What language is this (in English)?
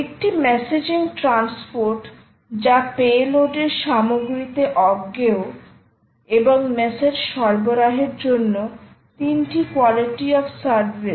Bangla